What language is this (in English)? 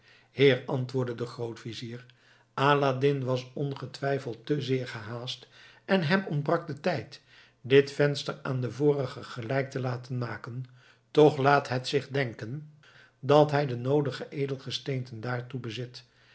Dutch